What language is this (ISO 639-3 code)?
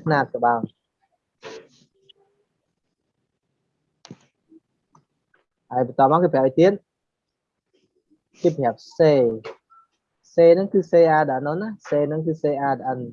vie